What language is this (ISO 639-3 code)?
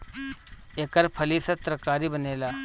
bho